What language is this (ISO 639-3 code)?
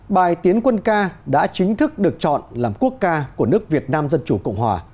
vie